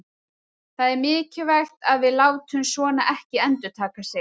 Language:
Icelandic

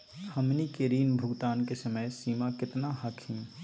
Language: Magahi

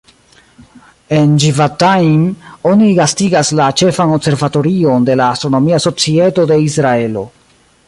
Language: Esperanto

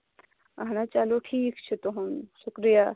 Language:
Kashmiri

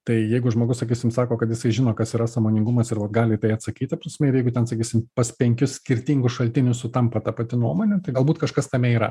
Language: Lithuanian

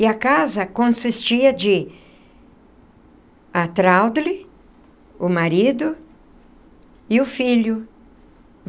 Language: Portuguese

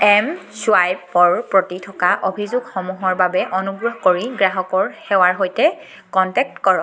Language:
Assamese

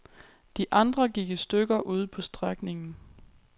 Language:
Danish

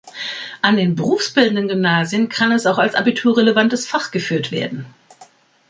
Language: German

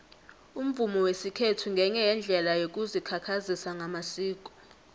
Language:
South Ndebele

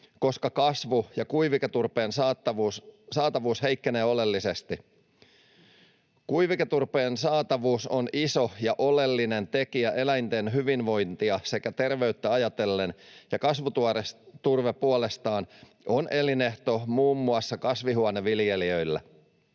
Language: Finnish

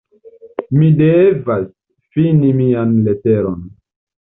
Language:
Esperanto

